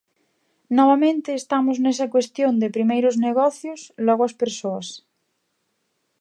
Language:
Galician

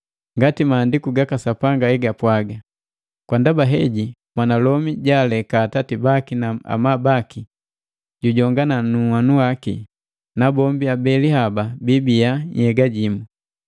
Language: Matengo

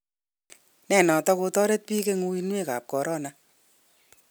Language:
Kalenjin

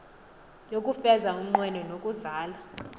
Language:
Xhosa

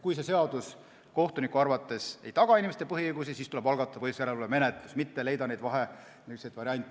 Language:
Estonian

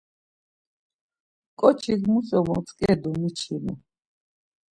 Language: Laz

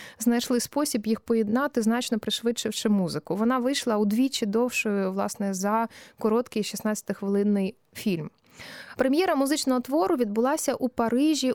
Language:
Ukrainian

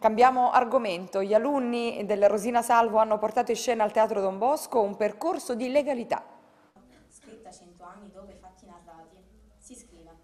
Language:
Italian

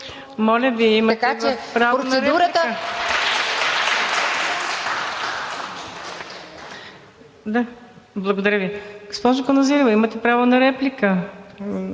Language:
Bulgarian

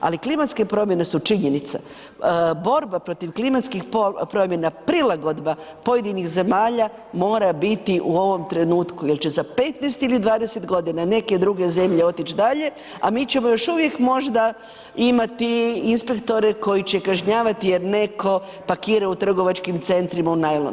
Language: Croatian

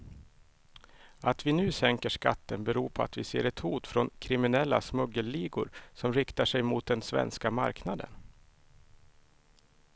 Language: Swedish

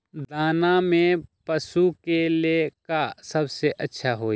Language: Magahi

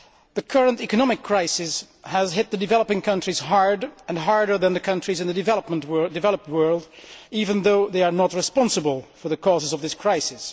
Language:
English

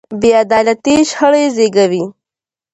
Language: Pashto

